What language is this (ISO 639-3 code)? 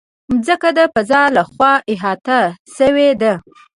pus